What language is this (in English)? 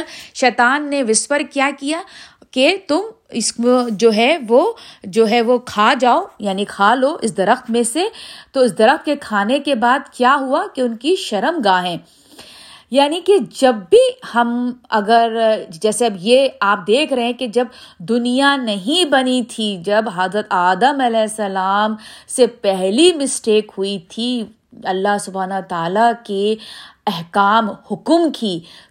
Urdu